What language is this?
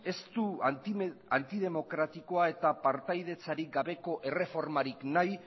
Basque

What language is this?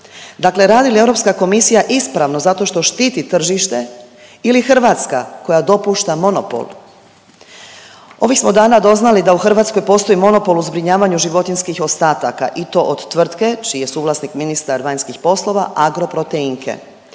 Croatian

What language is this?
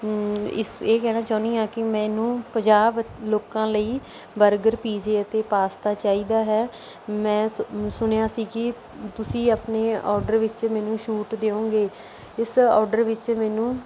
Punjabi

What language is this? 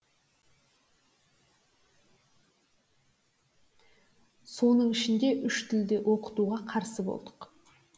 Kazakh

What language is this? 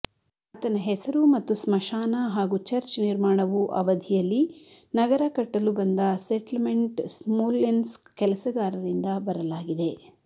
Kannada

